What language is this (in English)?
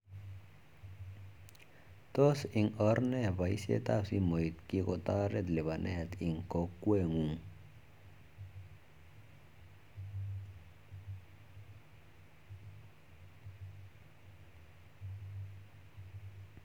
Kalenjin